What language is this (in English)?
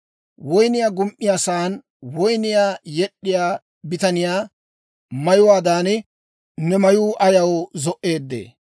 Dawro